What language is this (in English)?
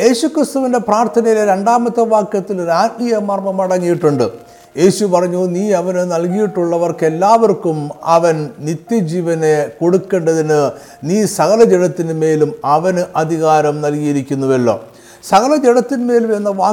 Malayalam